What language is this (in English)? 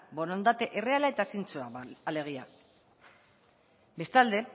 Basque